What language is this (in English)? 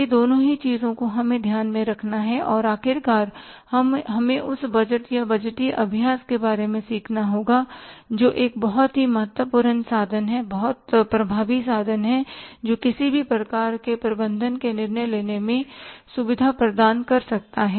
Hindi